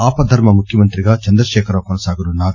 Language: Telugu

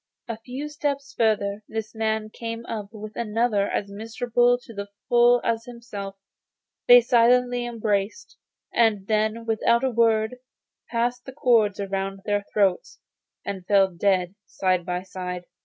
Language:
English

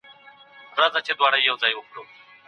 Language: Pashto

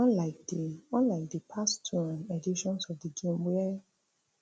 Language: Nigerian Pidgin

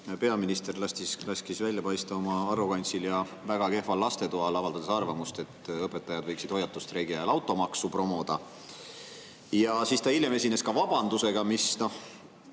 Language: Estonian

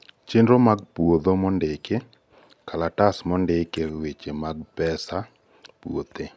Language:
Luo (Kenya and Tanzania)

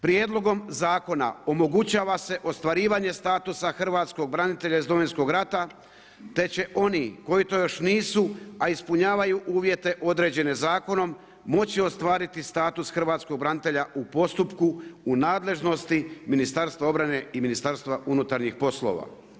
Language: Croatian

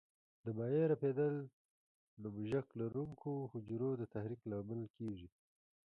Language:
Pashto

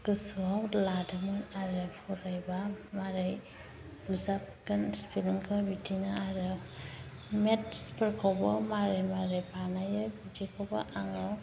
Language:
Bodo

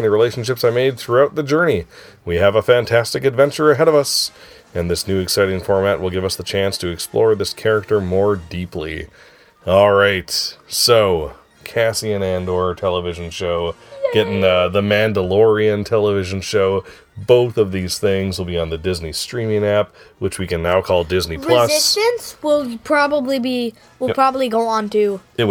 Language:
English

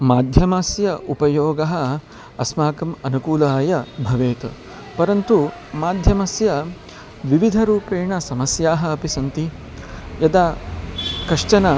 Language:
Sanskrit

